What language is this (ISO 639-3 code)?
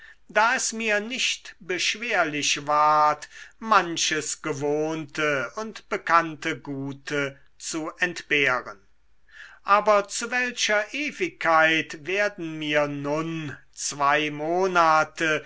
deu